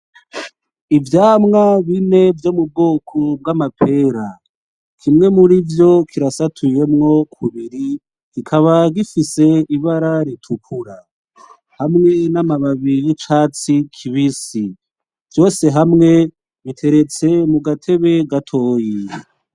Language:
Rundi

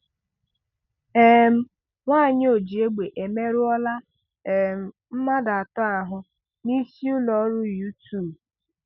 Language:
Igbo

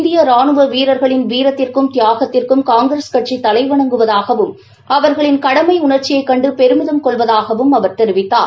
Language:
Tamil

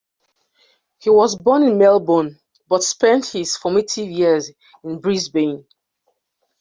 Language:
English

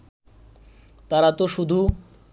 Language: Bangla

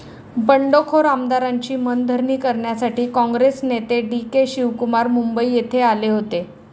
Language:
Marathi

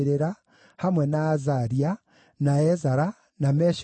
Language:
Kikuyu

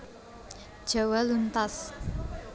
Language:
Javanese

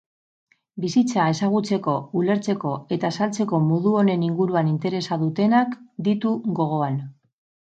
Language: Basque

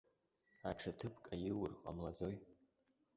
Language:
Abkhazian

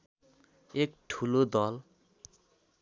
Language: Nepali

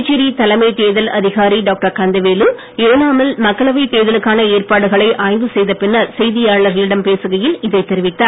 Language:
Tamil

